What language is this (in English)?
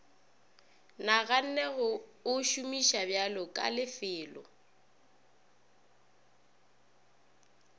Northern Sotho